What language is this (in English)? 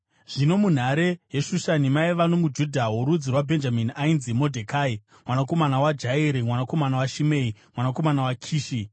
Shona